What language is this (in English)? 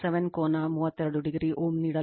Kannada